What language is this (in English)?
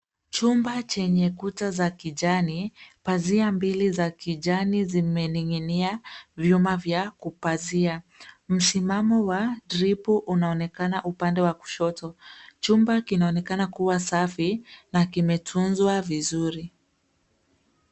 Swahili